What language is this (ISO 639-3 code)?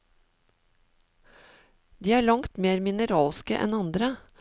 nor